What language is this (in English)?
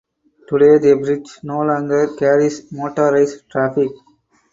English